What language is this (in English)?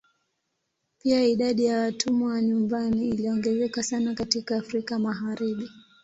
Swahili